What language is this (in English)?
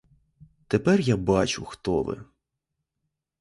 Ukrainian